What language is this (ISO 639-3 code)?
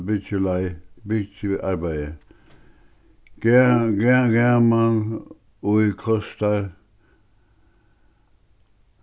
fao